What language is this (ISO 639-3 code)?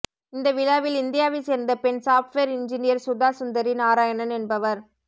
tam